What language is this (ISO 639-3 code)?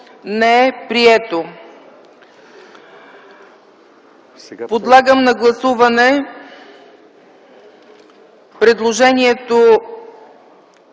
bul